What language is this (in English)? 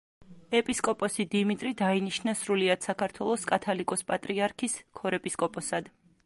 Georgian